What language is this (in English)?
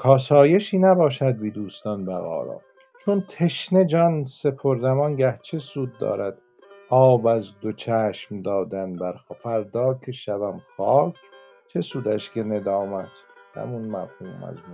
Persian